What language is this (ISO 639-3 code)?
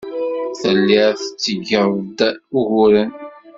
kab